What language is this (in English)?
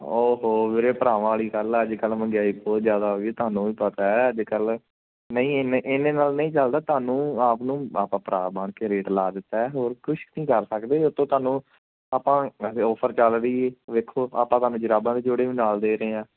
Punjabi